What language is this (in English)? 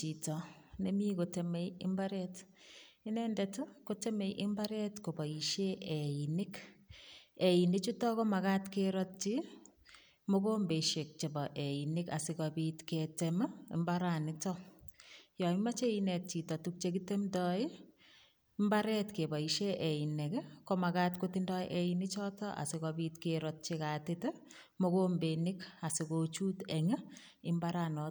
Kalenjin